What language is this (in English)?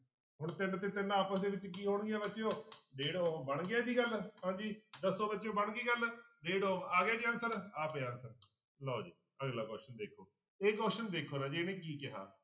Punjabi